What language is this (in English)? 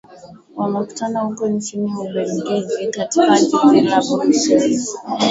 Swahili